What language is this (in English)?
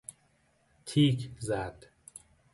Persian